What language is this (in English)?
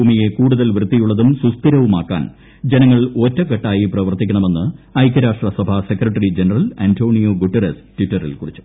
Malayalam